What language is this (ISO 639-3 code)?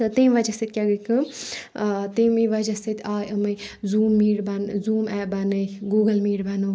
kas